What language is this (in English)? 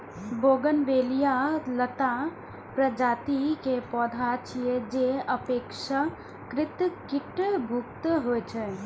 Maithili